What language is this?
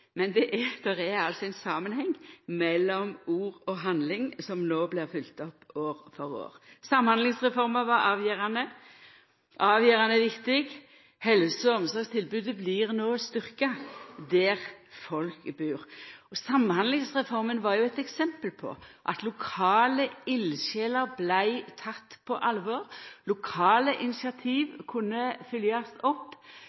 Norwegian Nynorsk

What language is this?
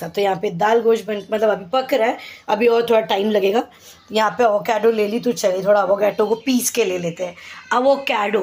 Hindi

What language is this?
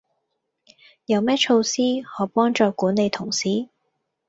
Cantonese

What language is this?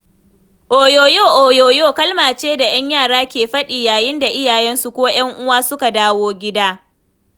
Hausa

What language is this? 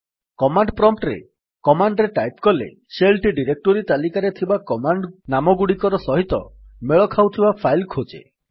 Odia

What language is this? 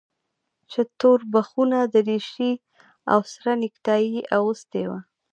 Pashto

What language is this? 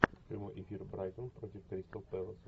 Russian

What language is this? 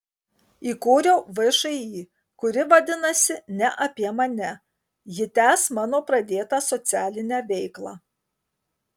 Lithuanian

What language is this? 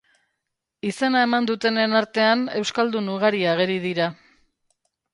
Basque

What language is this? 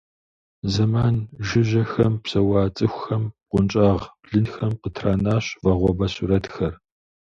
Kabardian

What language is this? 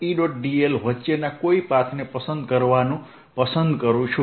Gujarati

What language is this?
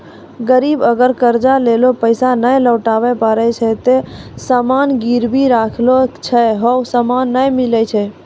Maithili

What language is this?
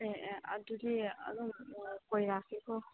Manipuri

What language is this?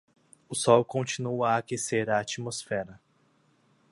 Portuguese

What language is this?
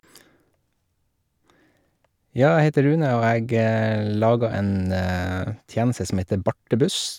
Norwegian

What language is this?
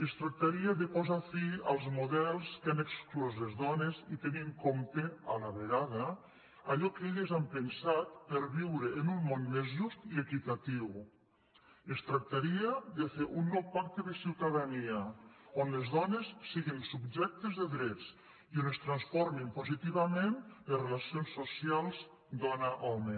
Catalan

